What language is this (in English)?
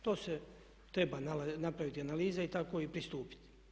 Croatian